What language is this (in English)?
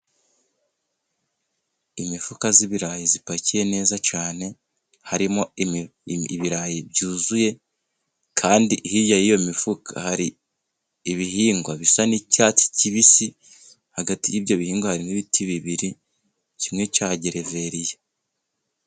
Kinyarwanda